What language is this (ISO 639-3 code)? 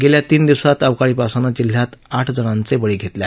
mar